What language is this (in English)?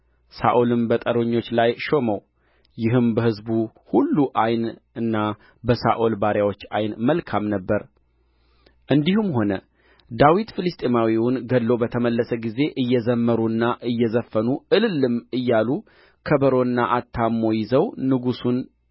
Amharic